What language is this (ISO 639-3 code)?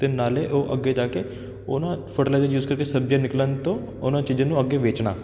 pan